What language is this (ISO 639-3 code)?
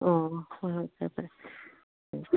mni